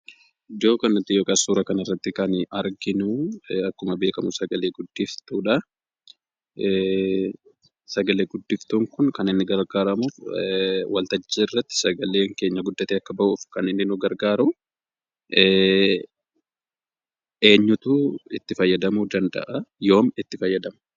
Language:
Oromo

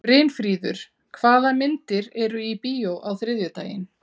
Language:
Icelandic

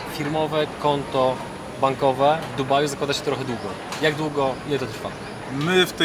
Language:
Polish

